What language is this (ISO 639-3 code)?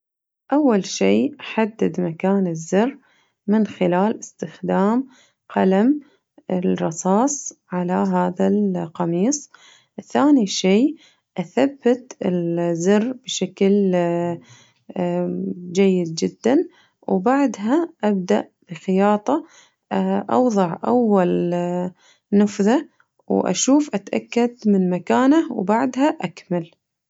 ars